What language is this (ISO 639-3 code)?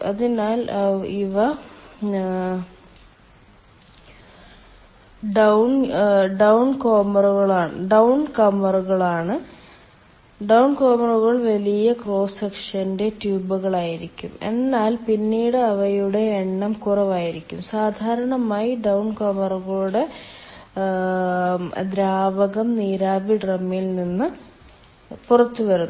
mal